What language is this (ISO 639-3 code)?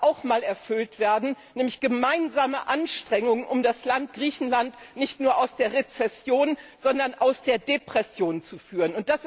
deu